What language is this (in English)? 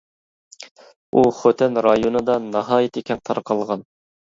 Uyghur